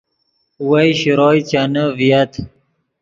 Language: Yidgha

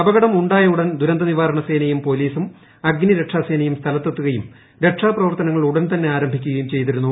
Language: Malayalam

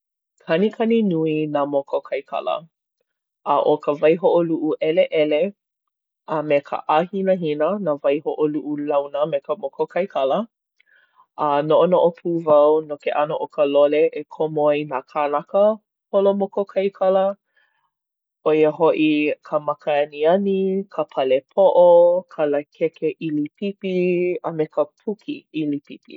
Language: Hawaiian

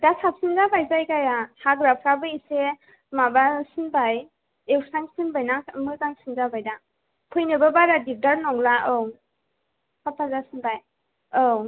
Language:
Bodo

